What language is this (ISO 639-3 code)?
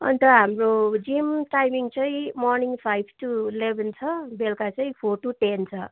nep